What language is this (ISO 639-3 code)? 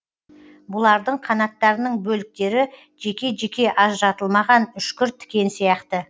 kaz